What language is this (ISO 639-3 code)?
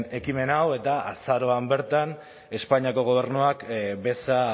eus